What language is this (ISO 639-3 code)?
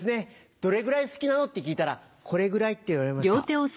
jpn